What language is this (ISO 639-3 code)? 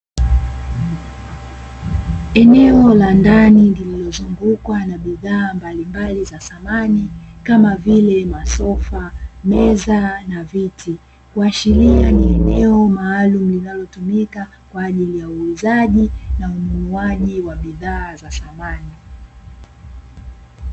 swa